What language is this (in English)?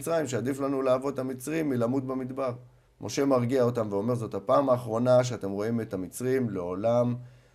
Hebrew